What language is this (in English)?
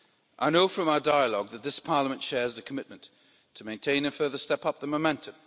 English